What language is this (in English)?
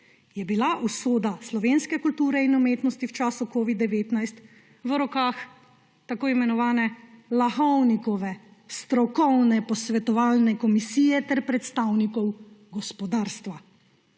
Slovenian